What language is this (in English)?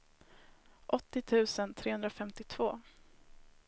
Swedish